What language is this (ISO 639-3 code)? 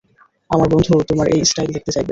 ben